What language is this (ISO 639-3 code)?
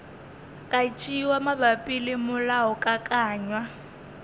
nso